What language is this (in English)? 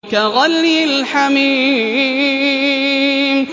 Arabic